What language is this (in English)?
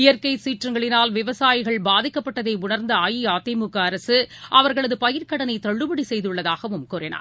Tamil